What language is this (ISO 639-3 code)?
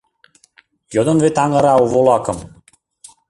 chm